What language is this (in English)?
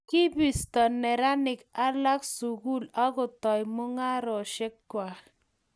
Kalenjin